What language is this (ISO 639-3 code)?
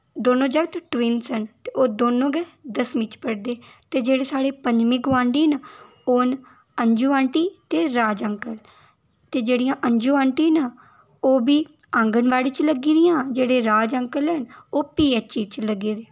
doi